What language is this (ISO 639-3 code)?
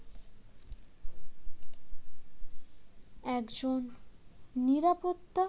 ben